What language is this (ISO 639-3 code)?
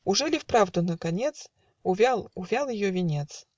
rus